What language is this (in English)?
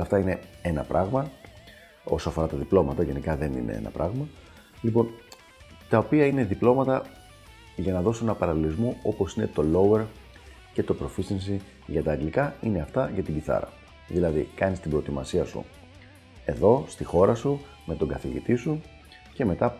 Greek